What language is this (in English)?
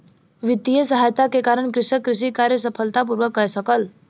Maithili